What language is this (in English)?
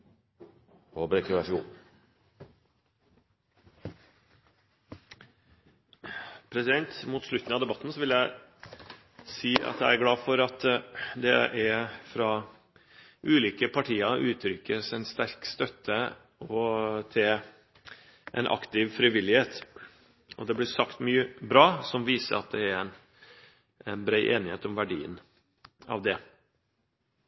Norwegian Bokmål